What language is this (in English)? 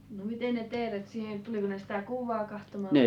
Finnish